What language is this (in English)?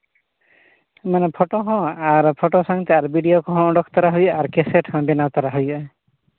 Santali